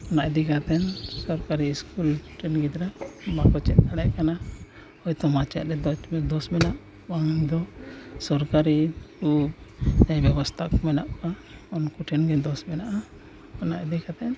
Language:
Santali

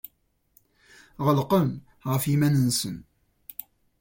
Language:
Kabyle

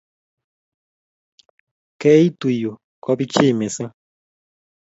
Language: Kalenjin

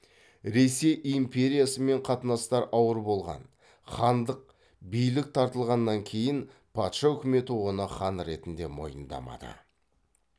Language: Kazakh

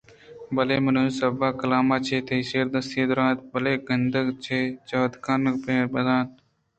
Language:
Eastern Balochi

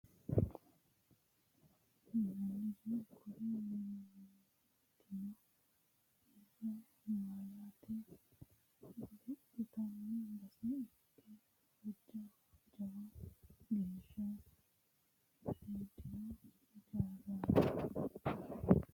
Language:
Sidamo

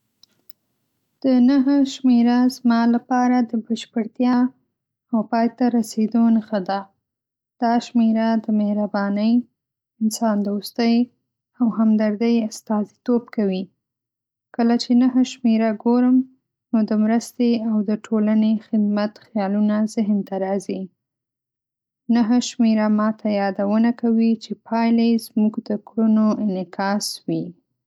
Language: Pashto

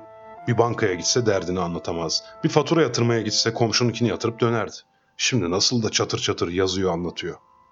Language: Turkish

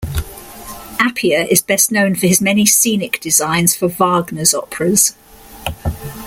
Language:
English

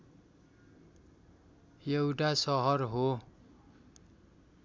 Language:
Nepali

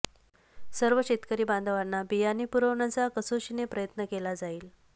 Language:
Marathi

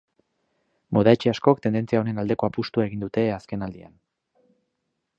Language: Basque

